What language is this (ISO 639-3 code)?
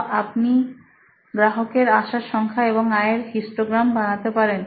ben